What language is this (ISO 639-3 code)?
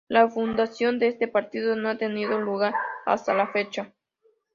spa